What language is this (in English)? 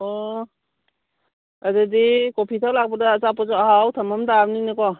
Manipuri